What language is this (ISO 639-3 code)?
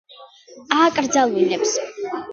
kat